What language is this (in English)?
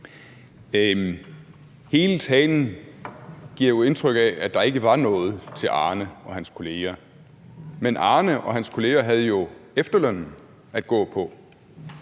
Danish